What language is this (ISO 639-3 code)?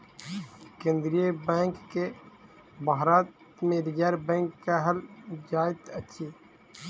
mai